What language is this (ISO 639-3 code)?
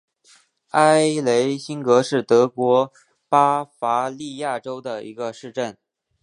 zho